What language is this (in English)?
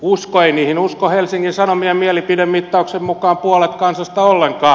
Finnish